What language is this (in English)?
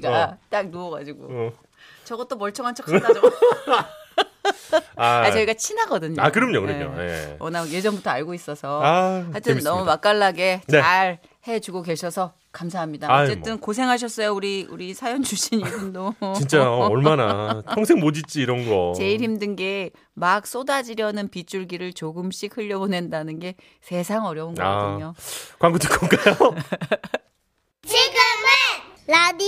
Korean